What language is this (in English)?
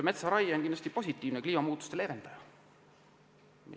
Estonian